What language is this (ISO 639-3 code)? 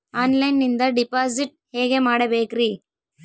kan